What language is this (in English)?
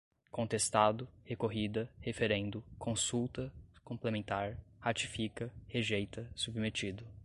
Portuguese